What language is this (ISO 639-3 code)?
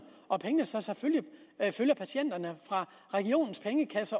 dan